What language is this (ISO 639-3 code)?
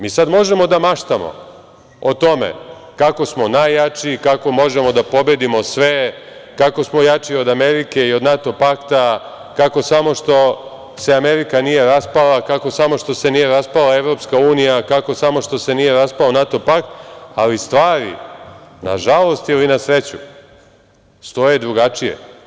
srp